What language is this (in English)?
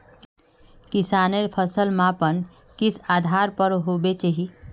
Magahi